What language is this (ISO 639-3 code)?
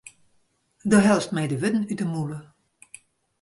fry